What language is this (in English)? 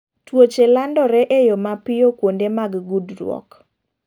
Luo (Kenya and Tanzania)